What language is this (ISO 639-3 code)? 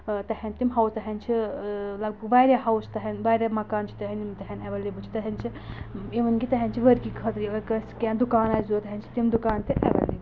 kas